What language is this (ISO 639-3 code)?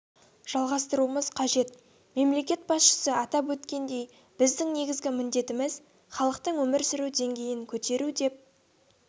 kaz